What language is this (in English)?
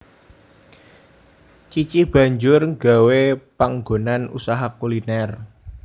Javanese